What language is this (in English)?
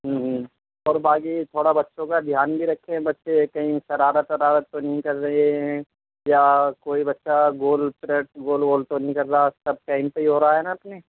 Urdu